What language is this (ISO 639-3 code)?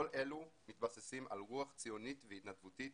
heb